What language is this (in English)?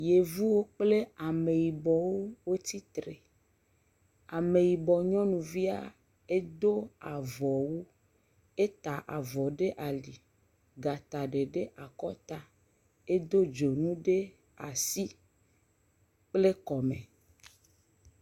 Ewe